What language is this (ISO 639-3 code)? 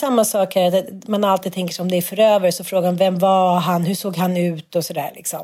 swe